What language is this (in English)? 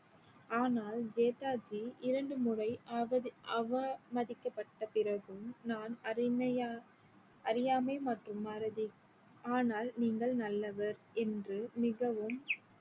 Tamil